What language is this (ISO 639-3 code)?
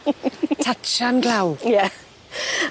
cym